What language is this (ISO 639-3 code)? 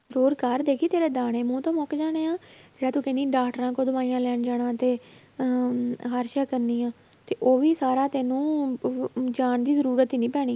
pan